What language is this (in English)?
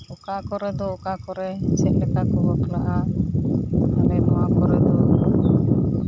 Santali